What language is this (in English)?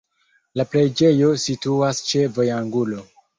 Esperanto